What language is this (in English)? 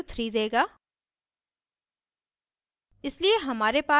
Hindi